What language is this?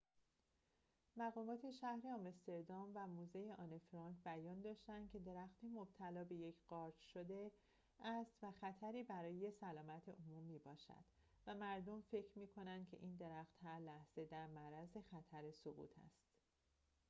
Persian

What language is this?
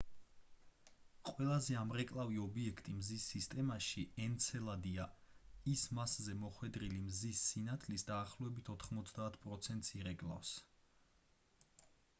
Georgian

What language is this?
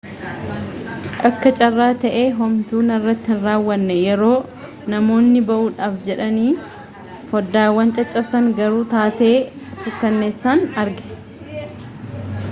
Oromo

